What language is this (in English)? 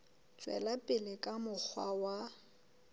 Southern Sotho